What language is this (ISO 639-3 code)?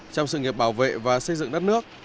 vie